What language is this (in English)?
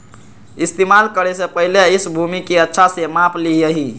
Magahi